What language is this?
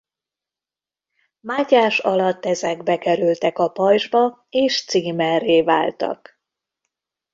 Hungarian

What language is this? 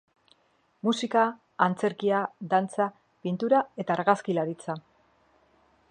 Basque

